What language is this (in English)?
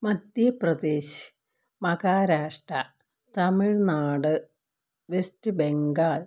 Malayalam